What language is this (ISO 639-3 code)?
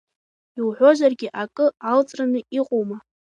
abk